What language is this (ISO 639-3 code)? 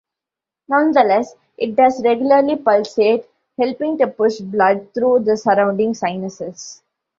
eng